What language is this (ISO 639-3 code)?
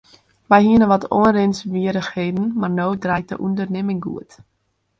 fry